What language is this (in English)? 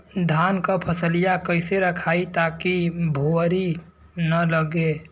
Bhojpuri